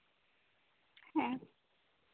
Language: Santali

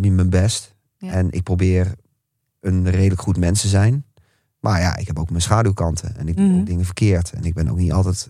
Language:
Dutch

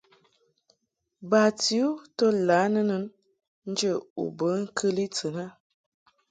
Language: Mungaka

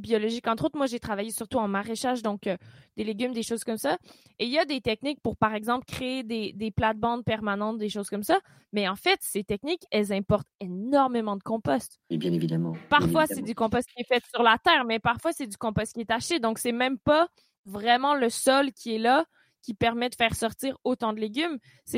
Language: French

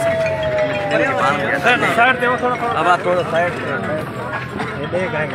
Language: Arabic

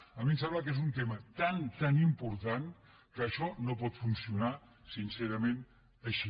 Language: Catalan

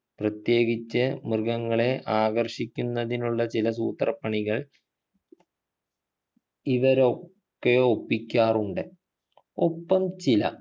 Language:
Malayalam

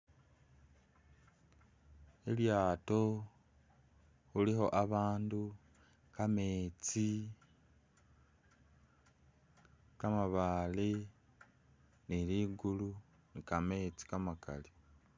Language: Masaaba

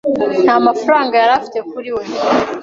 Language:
Kinyarwanda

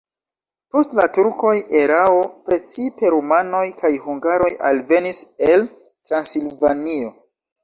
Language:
Esperanto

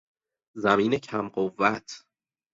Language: Persian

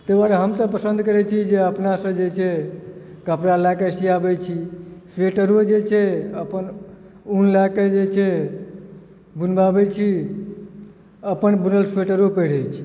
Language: Maithili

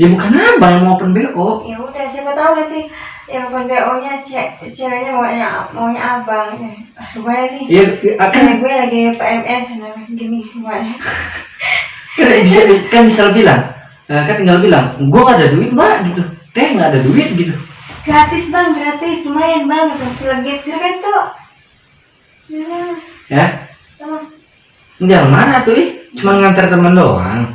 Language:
Indonesian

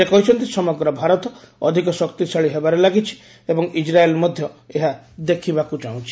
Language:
Odia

